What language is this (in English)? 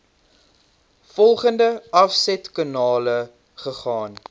Afrikaans